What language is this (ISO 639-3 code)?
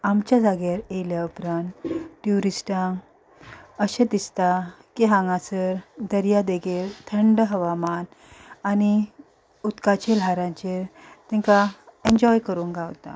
kok